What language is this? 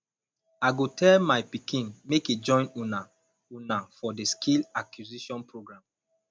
Nigerian Pidgin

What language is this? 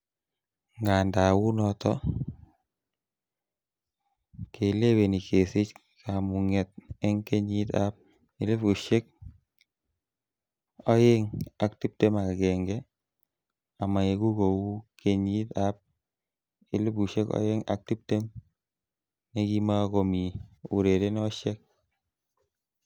Kalenjin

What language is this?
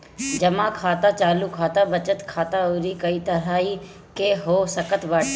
Bhojpuri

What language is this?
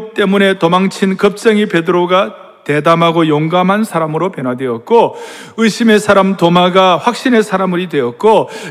Korean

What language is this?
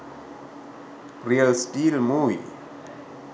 Sinhala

